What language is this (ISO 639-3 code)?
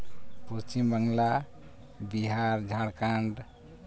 sat